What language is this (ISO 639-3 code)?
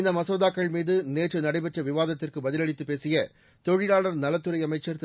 tam